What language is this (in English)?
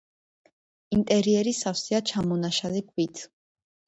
Georgian